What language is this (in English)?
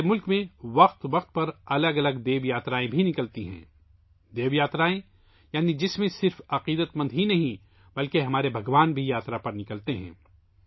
Urdu